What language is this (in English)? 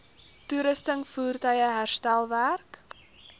Afrikaans